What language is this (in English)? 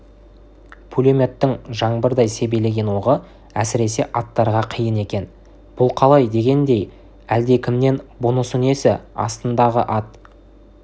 Kazakh